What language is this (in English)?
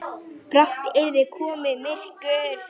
Icelandic